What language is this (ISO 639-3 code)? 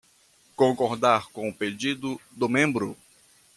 por